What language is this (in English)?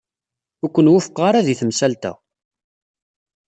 Kabyle